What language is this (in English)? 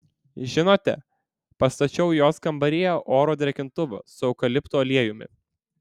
Lithuanian